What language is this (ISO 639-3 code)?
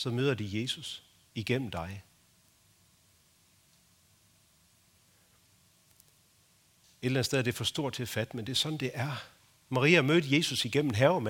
dan